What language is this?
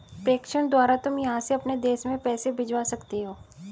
Hindi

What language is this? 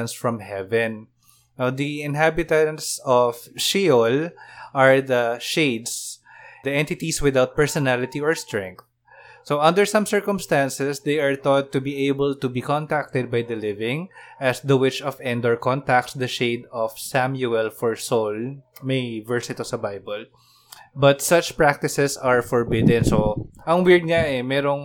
Filipino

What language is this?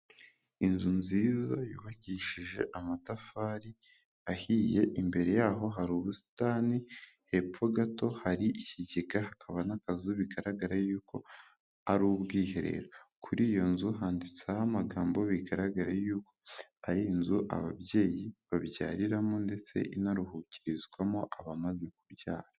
Kinyarwanda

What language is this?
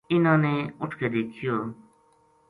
Gujari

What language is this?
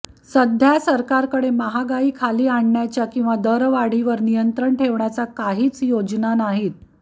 Marathi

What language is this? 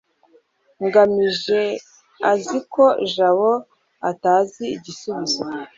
Kinyarwanda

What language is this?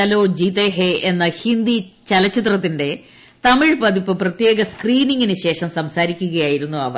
Malayalam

